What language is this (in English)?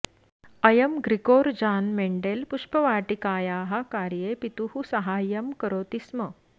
Sanskrit